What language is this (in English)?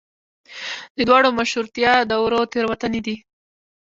Pashto